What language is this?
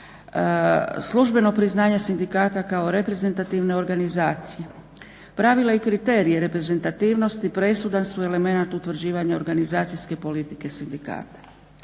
Croatian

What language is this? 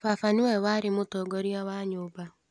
Kikuyu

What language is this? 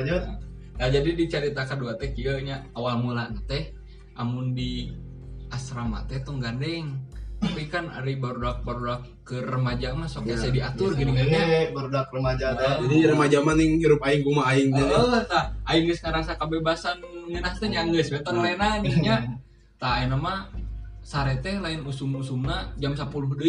Indonesian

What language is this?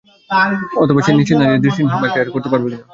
Bangla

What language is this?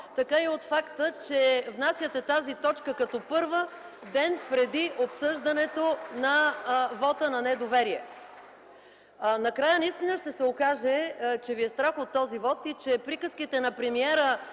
Bulgarian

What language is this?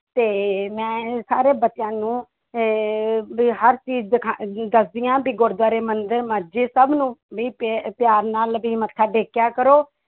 Punjabi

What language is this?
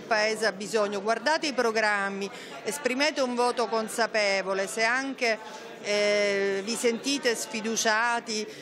Italian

